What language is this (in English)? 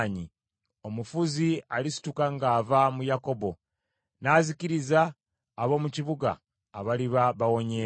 Ganda